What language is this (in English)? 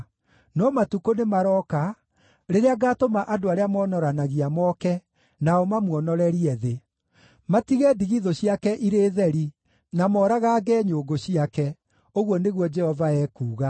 Kikuyu